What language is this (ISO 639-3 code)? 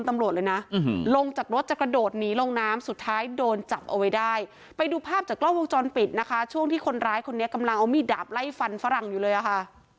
tha